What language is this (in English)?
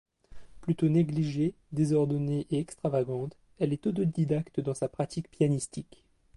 French